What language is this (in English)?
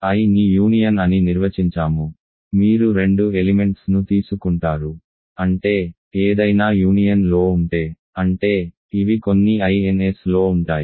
Telugu